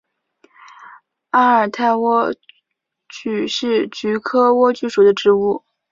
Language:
Chinese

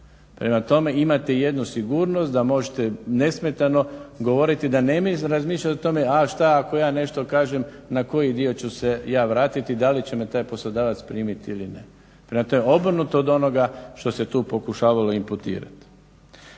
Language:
Croatian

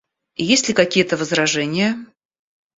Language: Russian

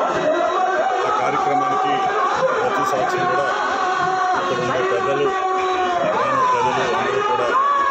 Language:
Romanian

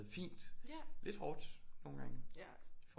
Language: Danish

